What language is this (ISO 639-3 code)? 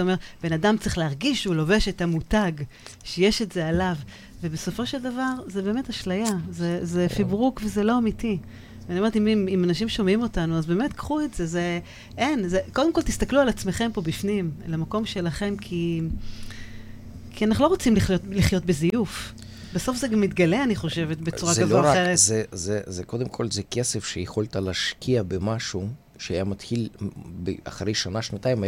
heb